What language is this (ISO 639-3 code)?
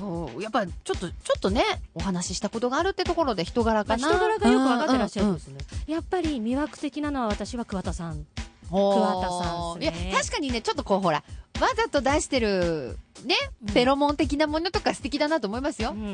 jpn